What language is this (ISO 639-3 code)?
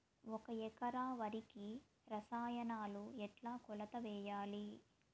tel